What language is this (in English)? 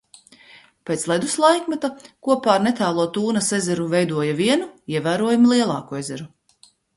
Latvian